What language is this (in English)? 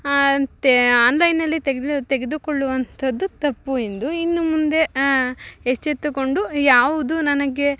Kannada